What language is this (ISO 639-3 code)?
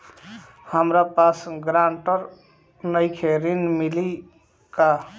bho